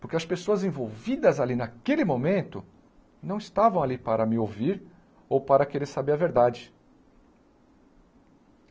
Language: Portuguese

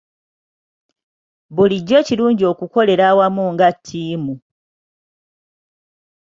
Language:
Ganda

